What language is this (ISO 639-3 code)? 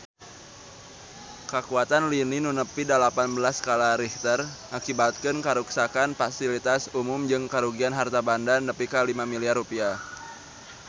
sun